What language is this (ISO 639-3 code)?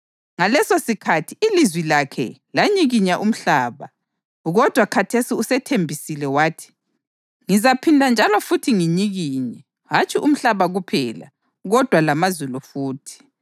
nde